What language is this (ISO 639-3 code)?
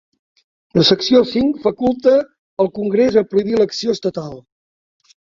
cat